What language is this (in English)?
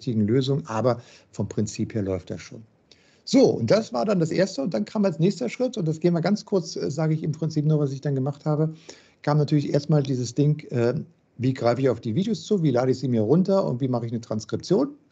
German